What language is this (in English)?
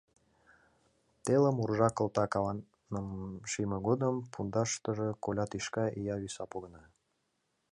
Mari